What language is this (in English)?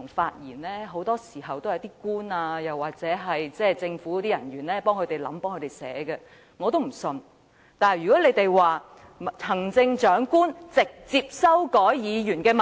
Cantonese